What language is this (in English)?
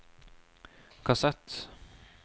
Norwegian